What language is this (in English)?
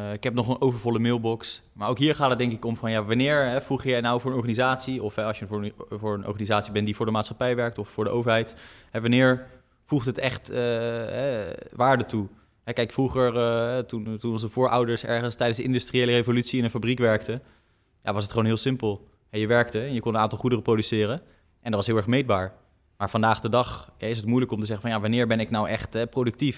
Dutch